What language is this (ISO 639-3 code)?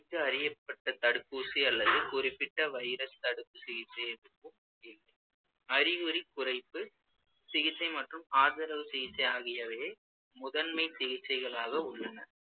tam